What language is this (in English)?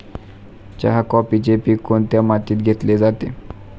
Marathi